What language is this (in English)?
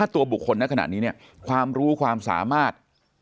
Thai